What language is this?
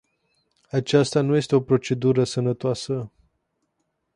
Romanian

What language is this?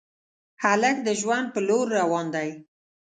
Pashto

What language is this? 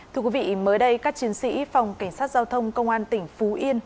Vietnamese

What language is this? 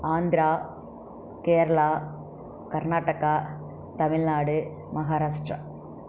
Tamil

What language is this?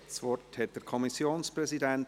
Swiss German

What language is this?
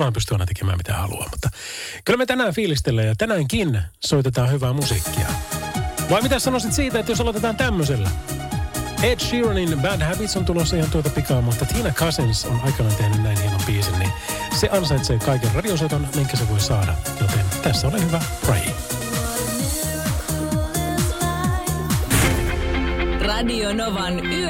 Finnish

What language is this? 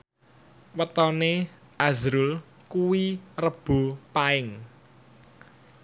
Javanese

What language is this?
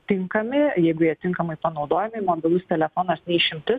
Lithuanian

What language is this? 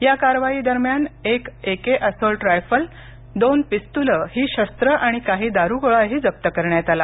Marathi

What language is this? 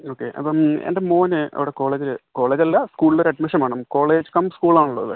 Malayalam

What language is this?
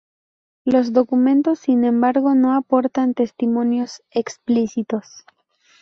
Spanish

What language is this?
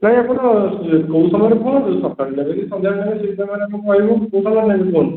Odia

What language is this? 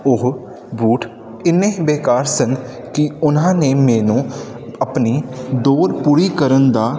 Punjabi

